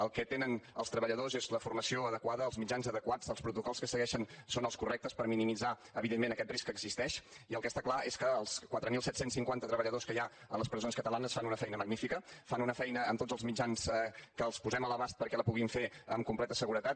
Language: Catalan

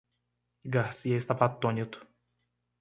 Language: Portuguese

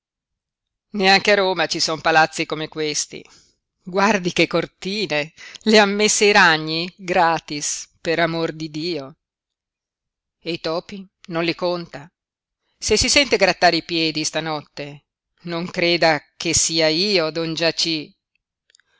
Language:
Italian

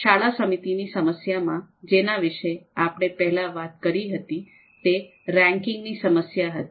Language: Gujarati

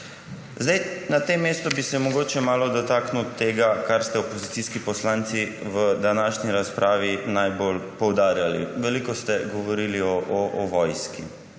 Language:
Slovenian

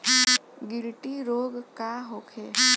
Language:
Bhojpuri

